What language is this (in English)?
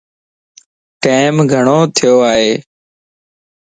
Lasi